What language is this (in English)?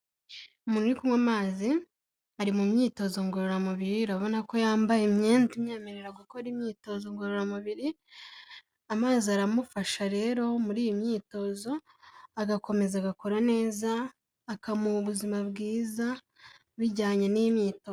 Kinyarwanda